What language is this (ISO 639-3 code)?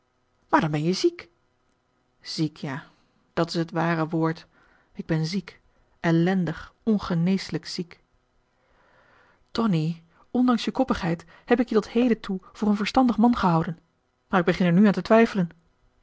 nld